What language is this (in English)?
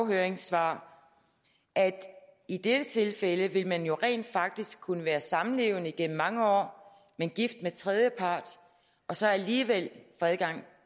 Danish